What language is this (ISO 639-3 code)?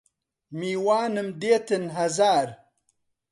ckb